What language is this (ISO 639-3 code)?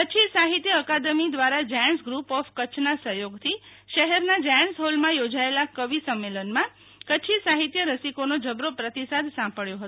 guj